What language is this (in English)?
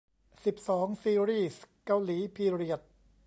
Thai